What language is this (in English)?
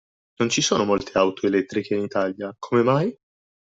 Italian